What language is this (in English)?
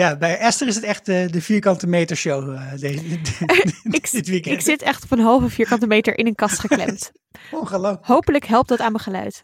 Dutch